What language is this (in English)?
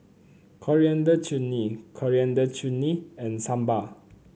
English